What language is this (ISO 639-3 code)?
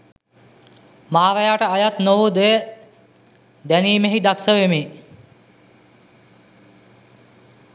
sin